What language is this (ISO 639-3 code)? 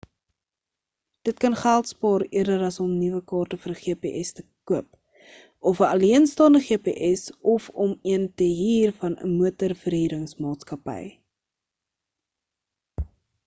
afr